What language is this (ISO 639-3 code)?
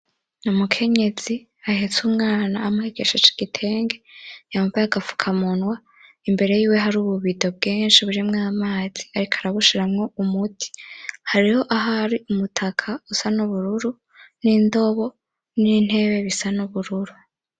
run